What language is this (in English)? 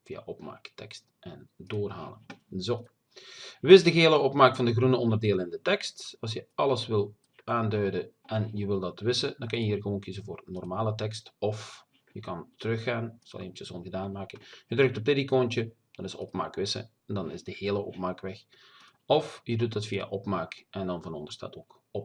Dutch